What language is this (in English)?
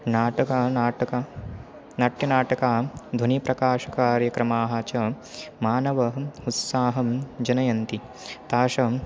Sanskrit